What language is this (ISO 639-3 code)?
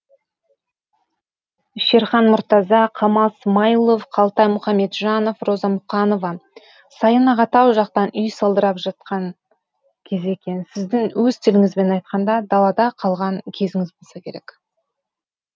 kaz